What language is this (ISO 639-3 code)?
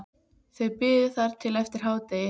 isl